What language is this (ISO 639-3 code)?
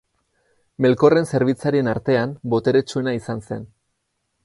eus